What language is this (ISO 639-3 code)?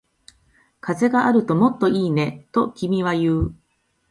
jpn